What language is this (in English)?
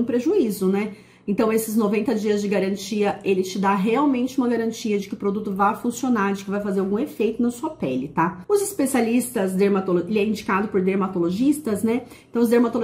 Portuguese